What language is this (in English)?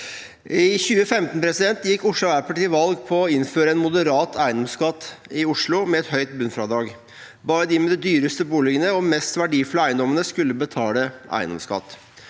Norwegian